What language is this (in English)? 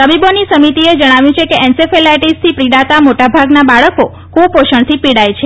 Gujarati